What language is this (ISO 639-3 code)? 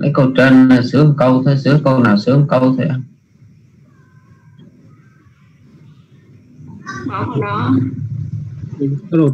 vie